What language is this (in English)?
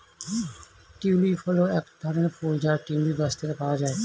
Bangla